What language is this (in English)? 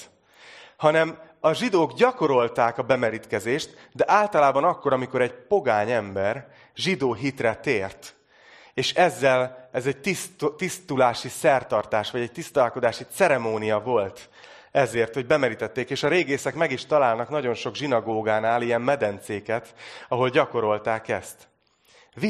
Hungarian